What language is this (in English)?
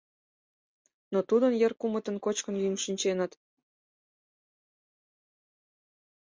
Mari